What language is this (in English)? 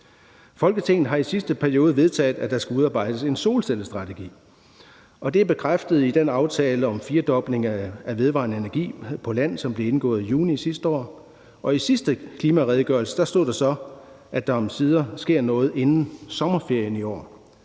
Danish